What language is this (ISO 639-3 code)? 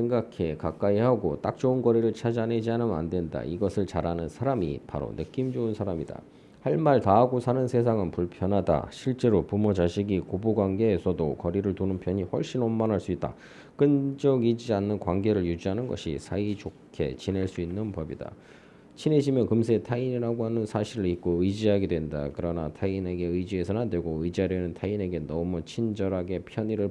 kor